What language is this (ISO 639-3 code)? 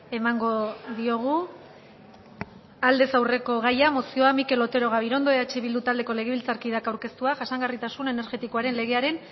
eus